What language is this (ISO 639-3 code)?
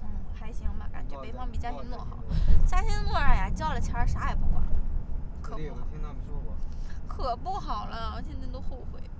zho